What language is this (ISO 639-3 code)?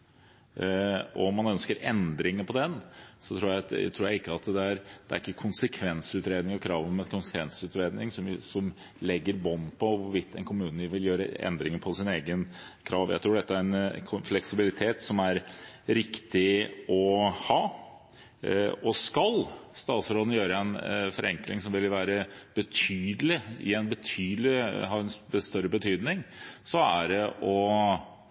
nob